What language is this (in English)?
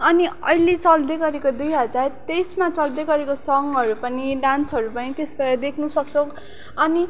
Nepali